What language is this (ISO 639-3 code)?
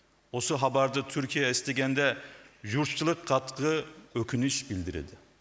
kaz